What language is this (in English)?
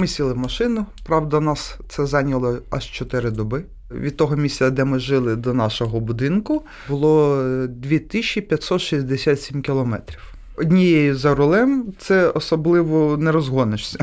Ukrainian